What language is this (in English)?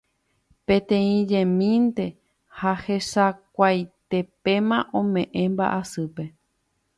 Guarani